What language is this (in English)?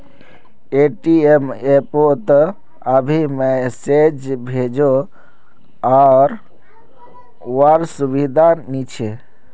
Magahi